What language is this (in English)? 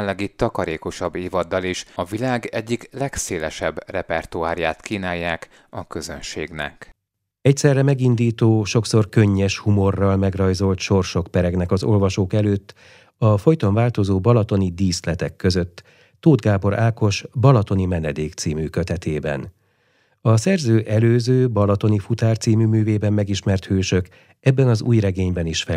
Hungarian